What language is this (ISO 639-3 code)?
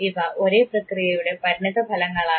mal